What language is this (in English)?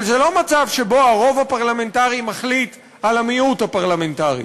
Hebrew